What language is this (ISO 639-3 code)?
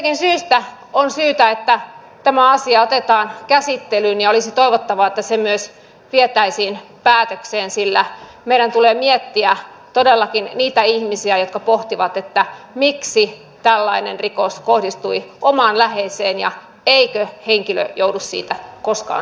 fin